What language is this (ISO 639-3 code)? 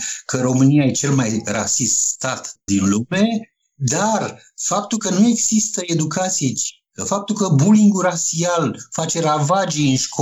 ron